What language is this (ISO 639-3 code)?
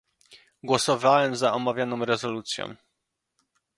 pol